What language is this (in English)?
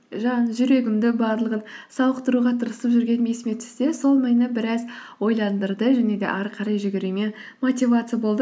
Kazakh